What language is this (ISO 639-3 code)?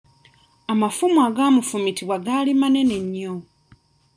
lug